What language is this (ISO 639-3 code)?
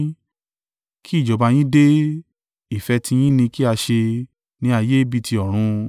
yor